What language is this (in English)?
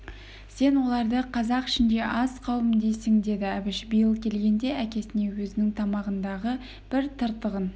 Kazakh